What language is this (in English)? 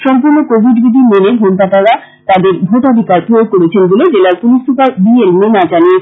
Bangla